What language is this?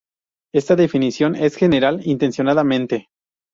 Spanish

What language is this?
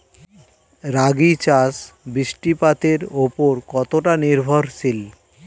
Bangla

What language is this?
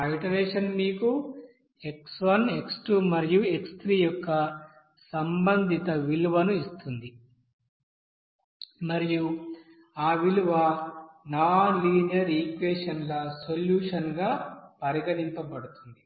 Telugu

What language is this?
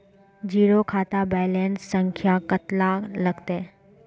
Magahi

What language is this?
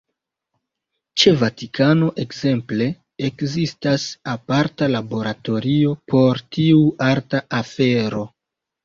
Esperanto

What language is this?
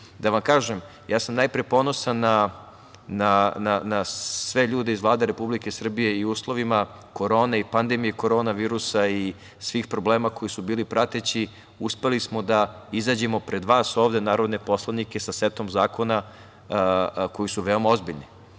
Serbian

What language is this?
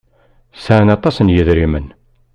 Kabyle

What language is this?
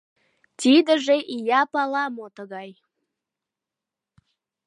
Mari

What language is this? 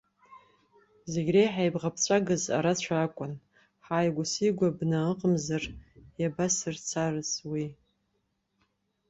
Abkhazian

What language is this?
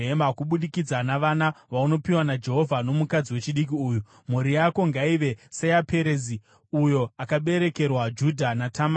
Shona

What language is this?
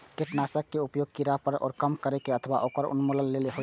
Maithili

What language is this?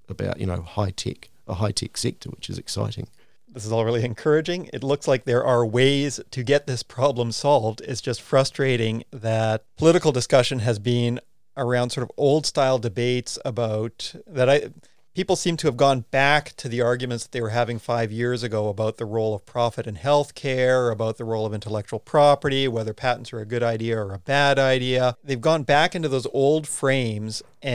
English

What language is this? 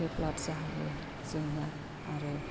Bodo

